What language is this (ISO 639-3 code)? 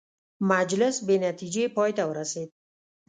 pus